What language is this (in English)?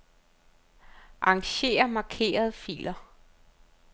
Danish